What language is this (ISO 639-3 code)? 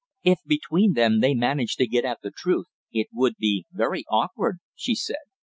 eng